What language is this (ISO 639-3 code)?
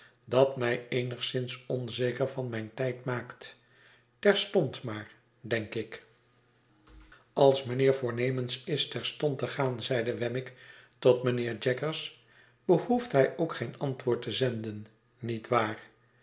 nld